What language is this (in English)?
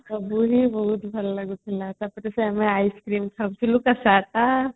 Odia